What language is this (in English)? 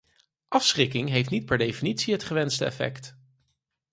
Dutch